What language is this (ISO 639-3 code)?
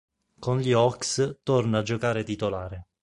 ita